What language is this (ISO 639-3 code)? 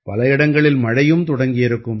tam